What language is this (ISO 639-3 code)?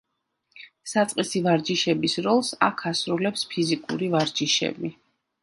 kat